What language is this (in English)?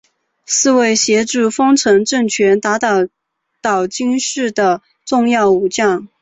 Chinese